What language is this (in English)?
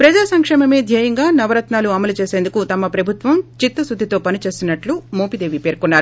Telugu